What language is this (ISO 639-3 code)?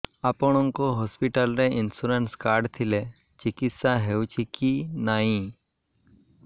ori